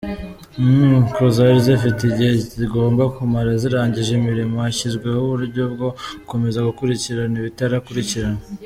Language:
Kinyarwanda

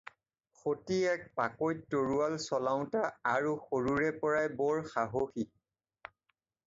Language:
Assamese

